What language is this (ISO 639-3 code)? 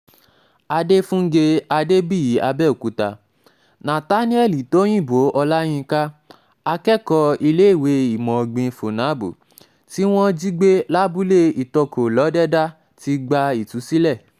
yor